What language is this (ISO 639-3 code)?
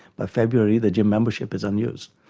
eng